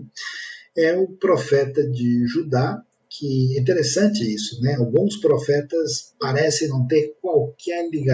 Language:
Portuguese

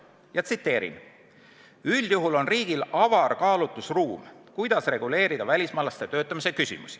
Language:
Estonian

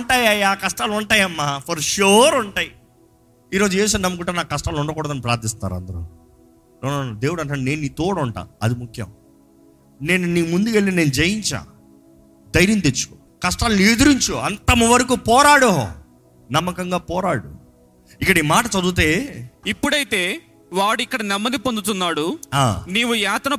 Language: Telugu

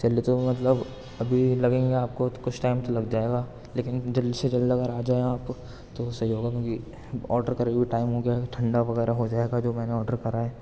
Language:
Urdu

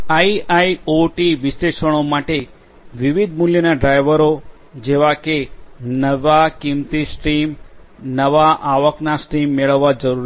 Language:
Gujarati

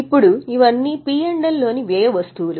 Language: Telugu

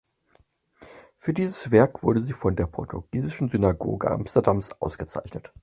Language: German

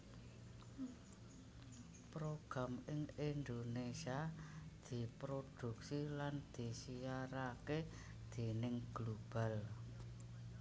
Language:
Javanese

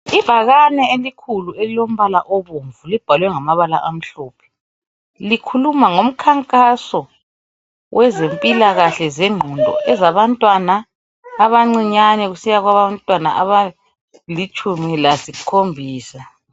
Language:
North Ndebele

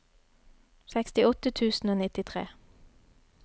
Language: Norwegian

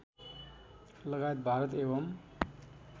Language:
Nepali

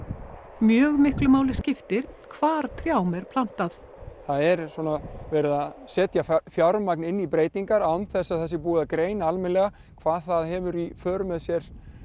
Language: Icelandic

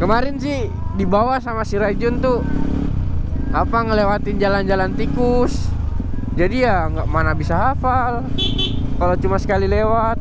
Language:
Indonesian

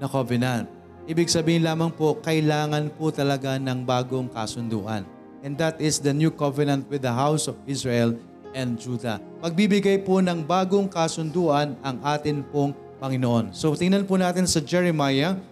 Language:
Filipino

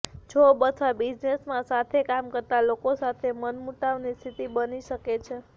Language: Gujarati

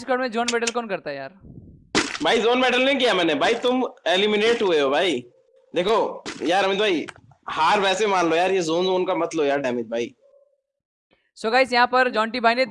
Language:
Hindi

